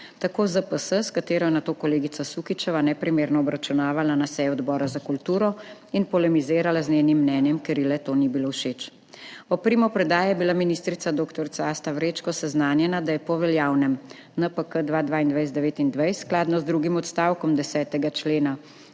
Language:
Slovenian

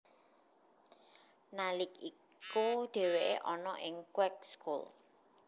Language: Javanese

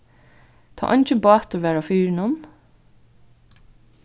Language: Faroese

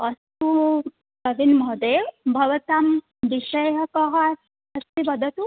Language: Sanskrit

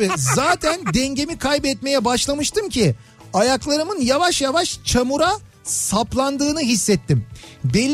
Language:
Turkish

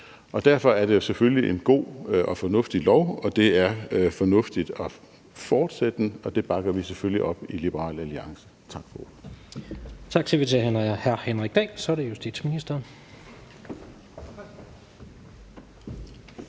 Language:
Danish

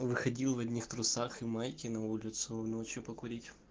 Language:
Russian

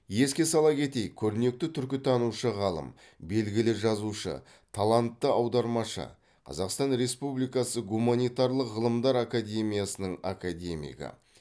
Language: Kazakh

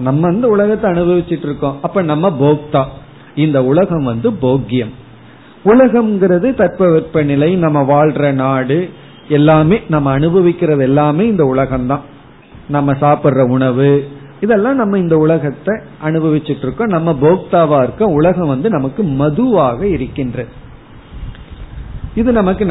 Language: Tamil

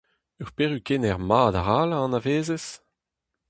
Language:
Breton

